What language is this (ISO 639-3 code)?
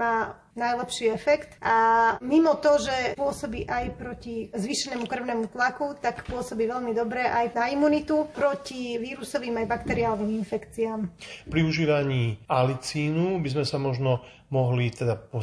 slk